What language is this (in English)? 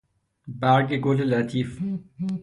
Persian